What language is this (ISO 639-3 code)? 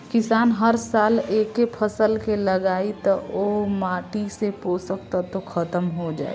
bho